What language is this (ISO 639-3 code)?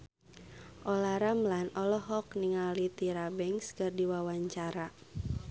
sun